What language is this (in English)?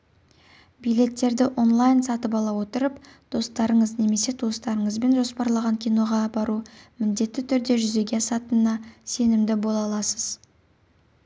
Kazakh